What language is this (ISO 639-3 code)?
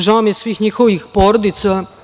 srp